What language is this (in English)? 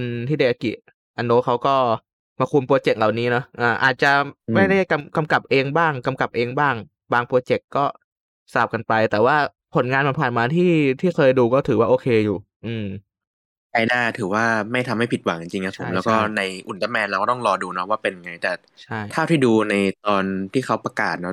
Thai